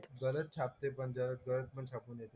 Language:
Marathi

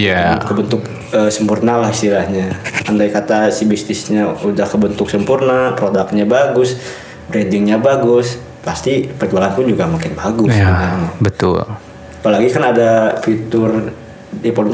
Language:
Indonesian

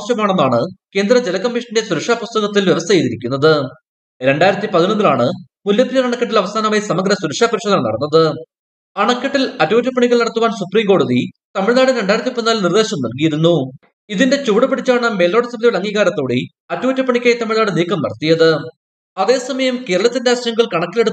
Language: Malayalam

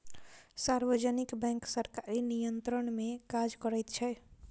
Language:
Maithili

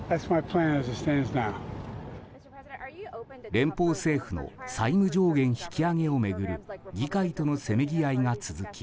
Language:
Japanese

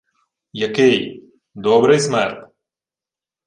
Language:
Ukrainian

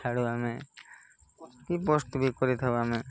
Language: Odia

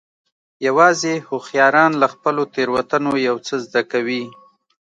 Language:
Pashto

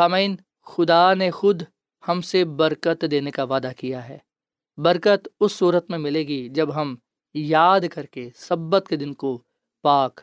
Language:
Urdu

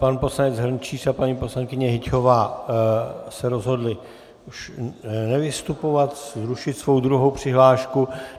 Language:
Czech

